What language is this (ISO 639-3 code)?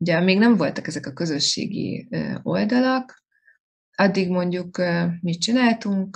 hun